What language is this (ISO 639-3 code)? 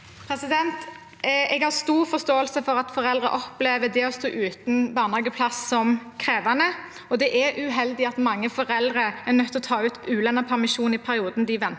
nor